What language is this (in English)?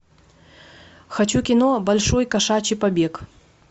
Russian